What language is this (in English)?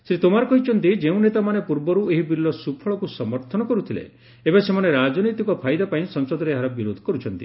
Odia